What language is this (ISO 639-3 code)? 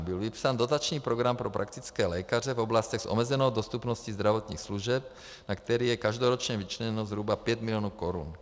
ces